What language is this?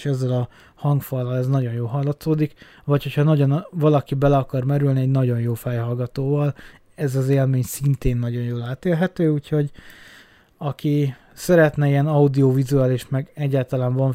Hungarian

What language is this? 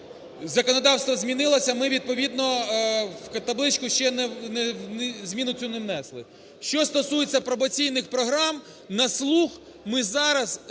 Ukrainian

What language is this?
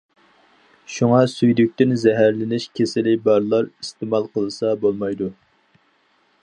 Uyghur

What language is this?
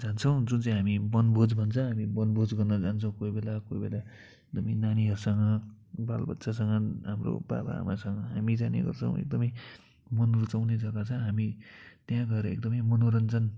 Nepali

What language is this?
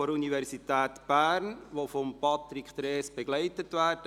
Swiss German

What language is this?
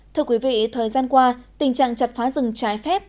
Vietnamese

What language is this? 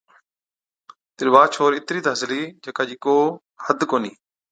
Od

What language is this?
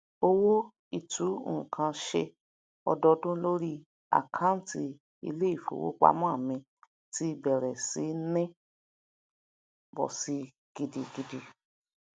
Yoruba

